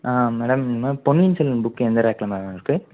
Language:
Tamil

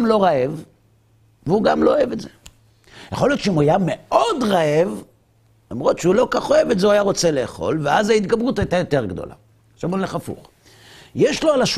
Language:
Hebrew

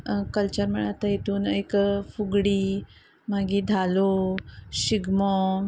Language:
Konkani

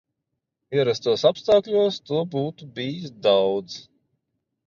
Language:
Latvian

